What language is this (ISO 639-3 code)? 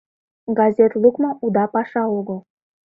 chm